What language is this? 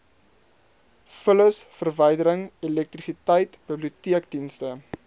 Afrikaans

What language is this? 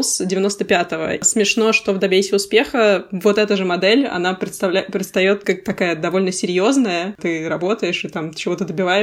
Russian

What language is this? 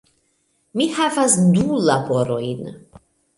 Esperanto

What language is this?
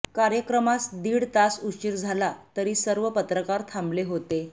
Marathi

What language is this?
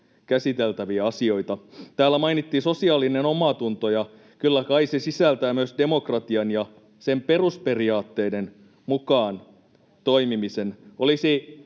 Finnish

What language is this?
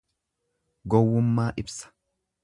Oromo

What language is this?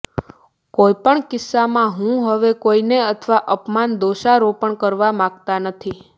Gujarati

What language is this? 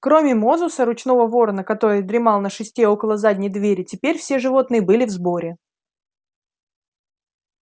Russian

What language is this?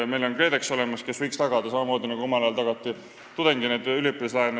Estonian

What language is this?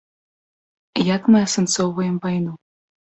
Belarusian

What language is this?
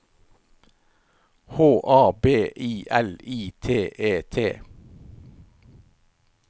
Norwegian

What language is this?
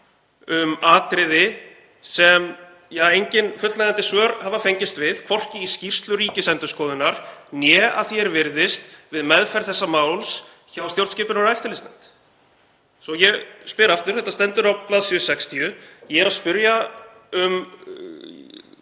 Icelandic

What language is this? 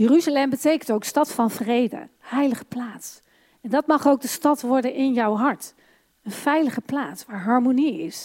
Dutch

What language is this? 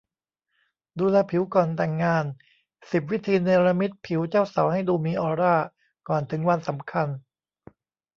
Thai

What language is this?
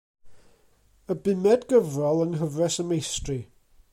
Welsh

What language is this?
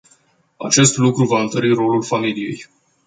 Romanian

